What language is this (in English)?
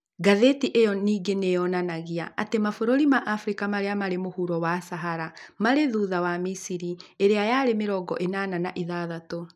Kikuyu